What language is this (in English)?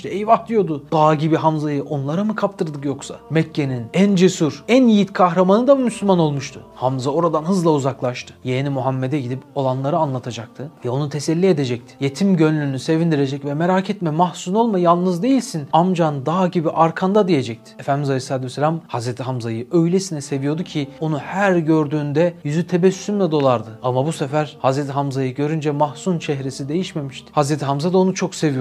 Turkish